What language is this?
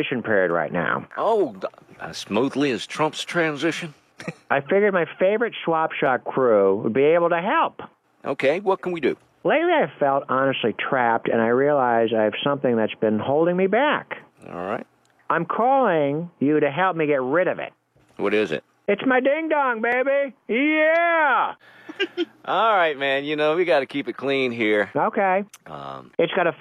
English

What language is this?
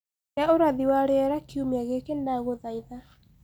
Kikuyu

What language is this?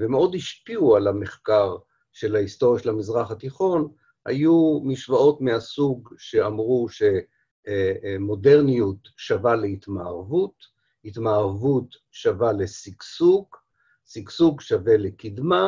Hebrew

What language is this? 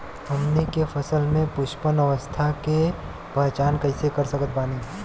Bhojpuri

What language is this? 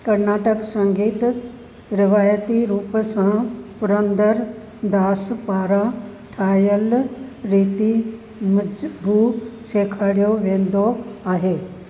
Sindhi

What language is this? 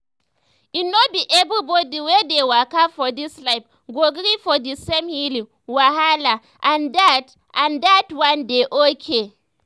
Nigerian Pidgin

